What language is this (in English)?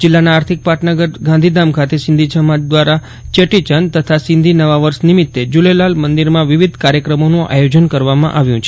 Gujarati